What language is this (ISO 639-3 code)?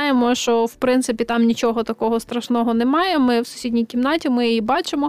ukr